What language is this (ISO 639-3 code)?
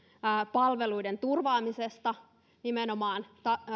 fin